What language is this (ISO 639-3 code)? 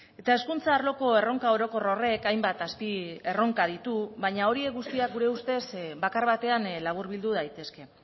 eus